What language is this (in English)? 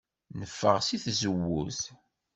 Kabyle